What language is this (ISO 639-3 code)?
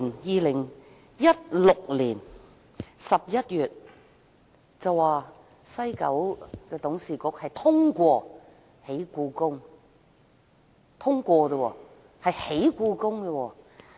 yue